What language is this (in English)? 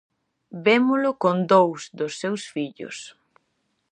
Galician